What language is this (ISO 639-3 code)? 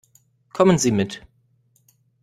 deu